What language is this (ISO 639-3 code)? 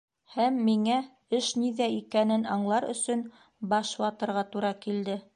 bak